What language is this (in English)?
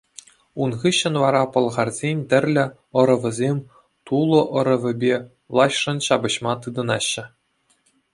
Chuvash